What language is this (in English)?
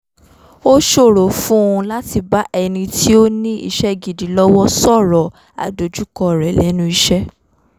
Yoruba